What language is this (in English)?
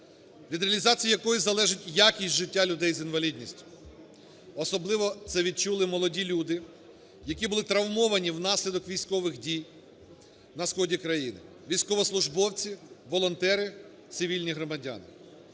Ukrainian